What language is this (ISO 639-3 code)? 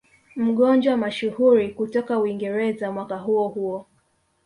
swa